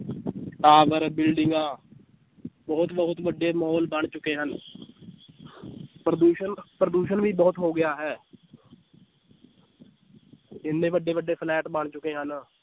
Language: Punjabi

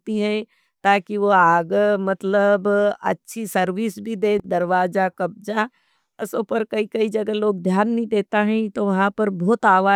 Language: Nimadi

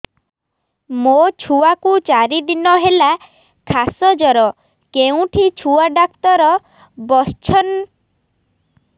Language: Odia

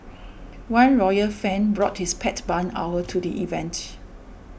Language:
English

